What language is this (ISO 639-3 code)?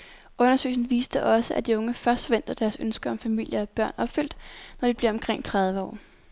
dan